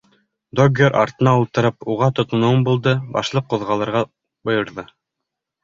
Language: Bashkir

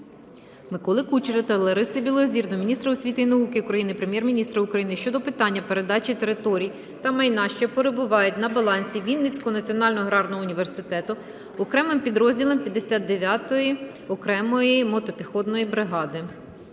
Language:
Ukrainian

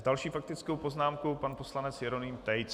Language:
Czech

